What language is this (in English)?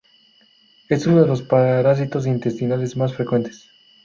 Spanish